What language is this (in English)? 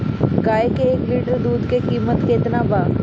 Bhojpuri